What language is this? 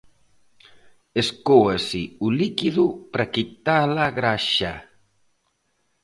Galician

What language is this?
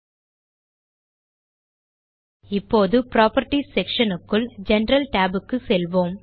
Tamil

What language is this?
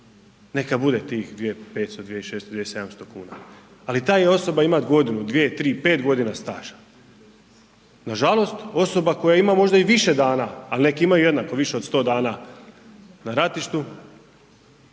Croatian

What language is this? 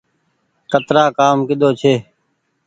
Goaria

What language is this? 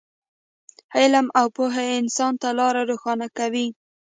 Pashto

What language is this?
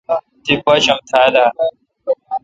Kalkoti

